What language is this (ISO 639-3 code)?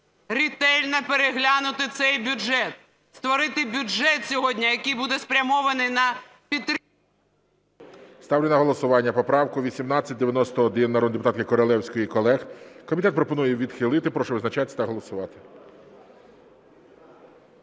ukr